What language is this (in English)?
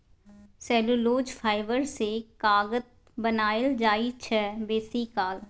Maithili